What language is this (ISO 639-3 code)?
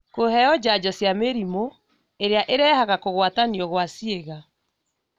kik